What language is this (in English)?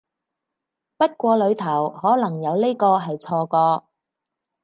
Cantonese